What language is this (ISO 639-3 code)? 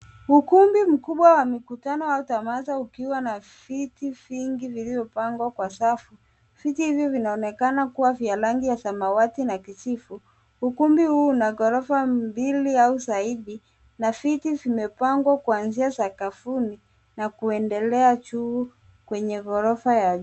swa